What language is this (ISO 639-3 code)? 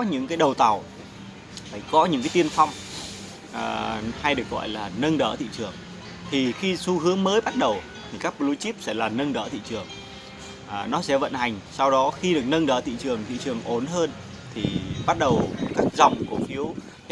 vie